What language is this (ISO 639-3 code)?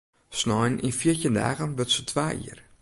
fry